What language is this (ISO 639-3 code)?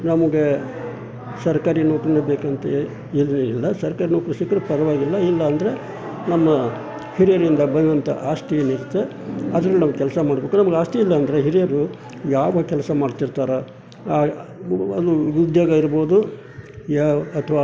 kan